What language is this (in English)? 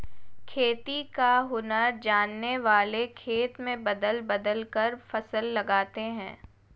Hindi